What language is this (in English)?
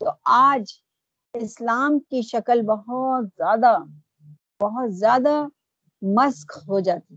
Urdu